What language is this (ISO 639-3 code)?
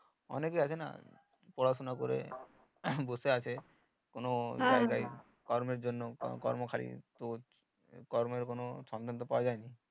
ben